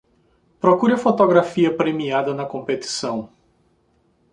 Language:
Portuguese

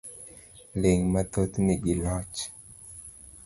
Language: Luo (Kenya and Tanzania)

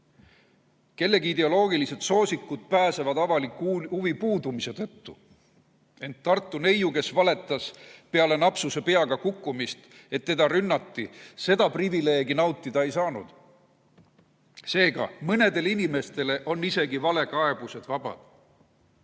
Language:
Estonian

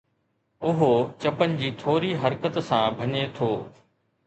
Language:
Sindhi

